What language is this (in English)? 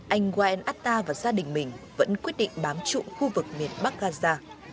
Vietnamese